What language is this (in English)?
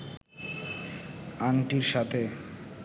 Bangla